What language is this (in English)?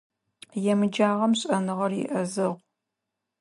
Adyghe